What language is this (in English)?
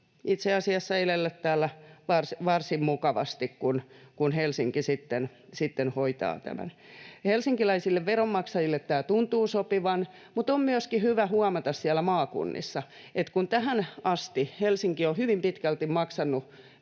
Finnish